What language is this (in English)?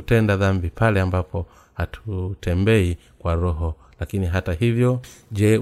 Swahili